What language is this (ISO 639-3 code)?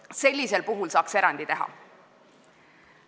est